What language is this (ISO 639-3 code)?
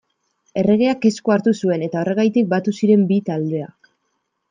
eus